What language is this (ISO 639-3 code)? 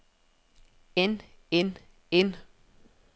dan